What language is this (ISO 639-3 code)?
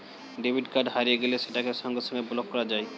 ben